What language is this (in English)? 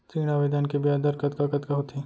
Chhattisgarhi